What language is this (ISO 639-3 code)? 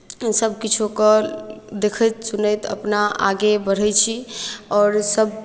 mai